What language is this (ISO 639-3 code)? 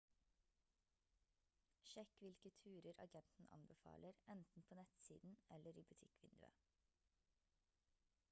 nob